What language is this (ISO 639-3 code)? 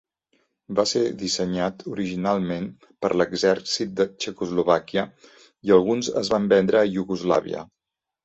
cat